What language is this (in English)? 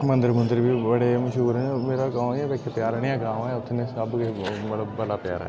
Dogri